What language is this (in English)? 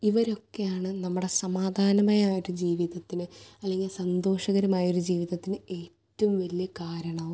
Malayalam